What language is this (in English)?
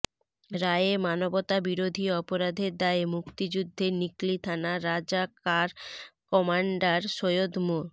Bangla